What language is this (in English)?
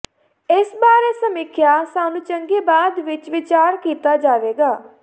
Punjabi